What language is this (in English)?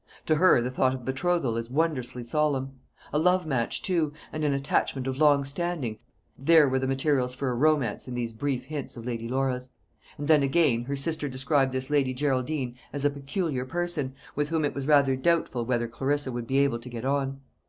English